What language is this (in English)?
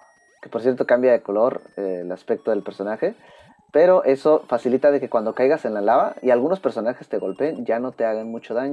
Spanish